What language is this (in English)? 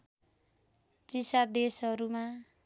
Nepali